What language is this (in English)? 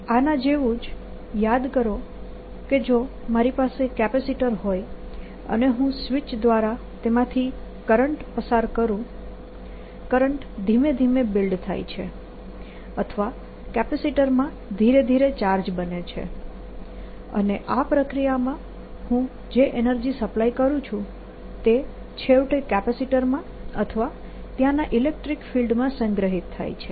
Gujarati